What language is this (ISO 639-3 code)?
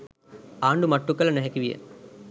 sin